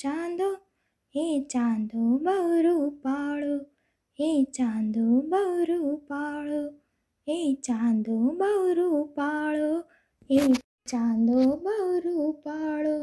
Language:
Gujarati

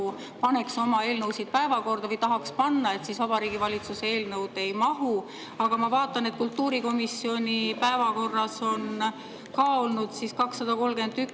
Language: Estonian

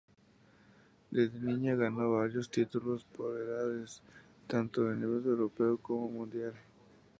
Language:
Spanish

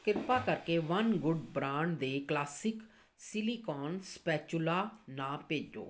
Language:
Punjabi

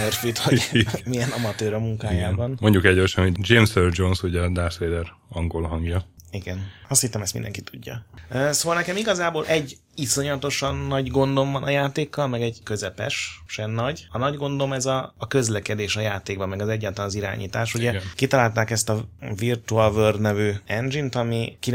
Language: Hungarian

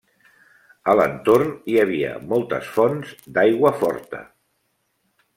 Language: Catalan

